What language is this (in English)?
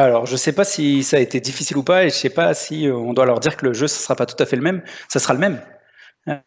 French